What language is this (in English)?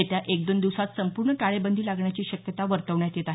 Marathi